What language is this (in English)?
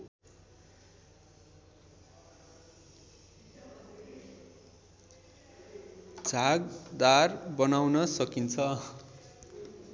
Nepali